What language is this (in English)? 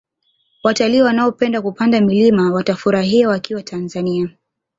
Swahili